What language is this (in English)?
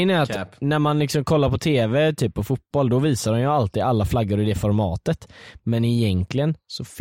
Swedish